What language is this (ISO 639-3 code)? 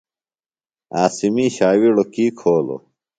phl